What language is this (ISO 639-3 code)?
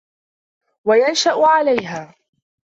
ara